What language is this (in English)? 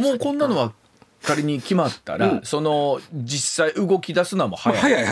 Japanese